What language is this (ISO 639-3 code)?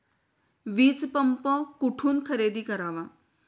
mar